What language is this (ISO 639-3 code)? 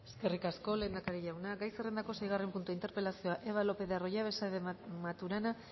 eus